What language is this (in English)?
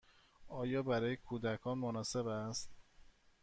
Persian